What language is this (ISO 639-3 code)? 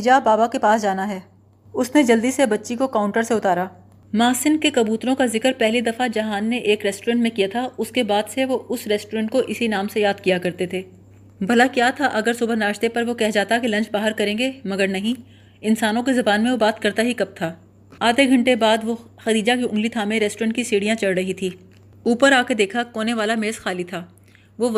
urd